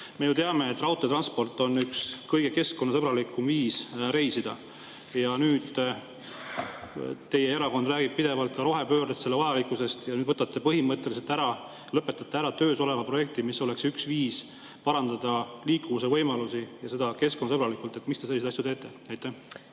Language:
Estonian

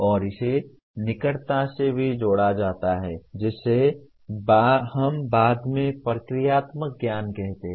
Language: Hindi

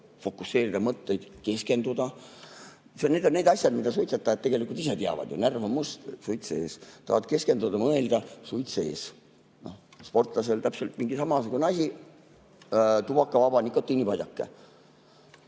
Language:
Estonian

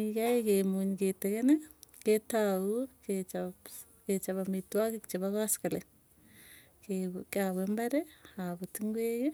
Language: Tugen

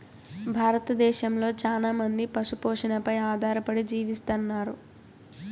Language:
Telugu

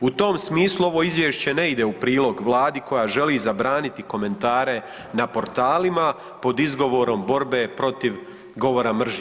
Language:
Croatian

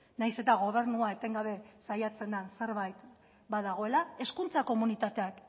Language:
Basque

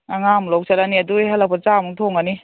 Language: Manipuri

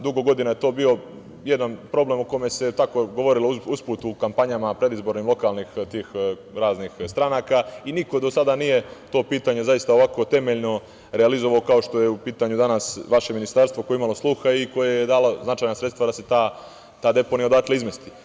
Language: Serbian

